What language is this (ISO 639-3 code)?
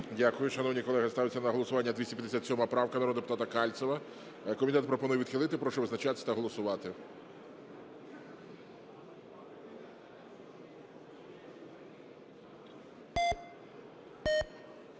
ukr